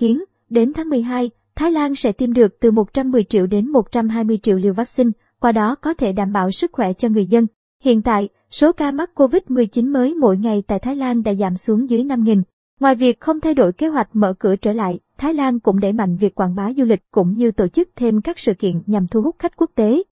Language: Vietnamese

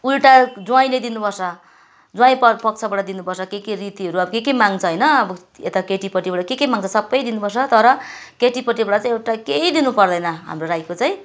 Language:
Nepali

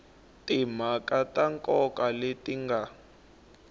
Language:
Tsonga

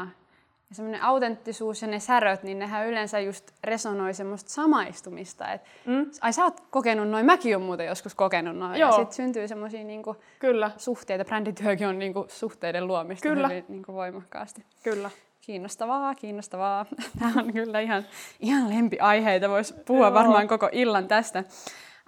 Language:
Finnish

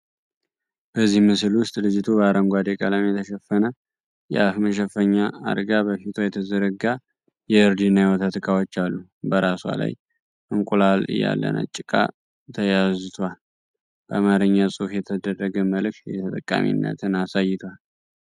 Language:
Amharic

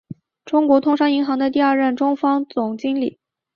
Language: Chinese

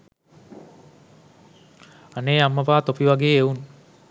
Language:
Sinhala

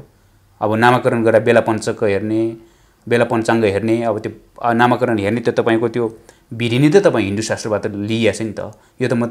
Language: Romanian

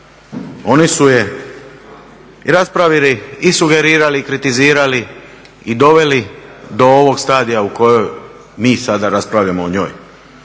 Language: Croatian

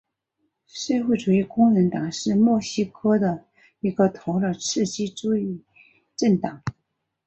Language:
Chinese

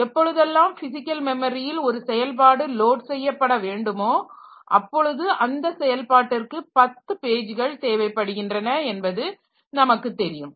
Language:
Tamil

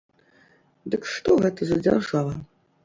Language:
Belarusian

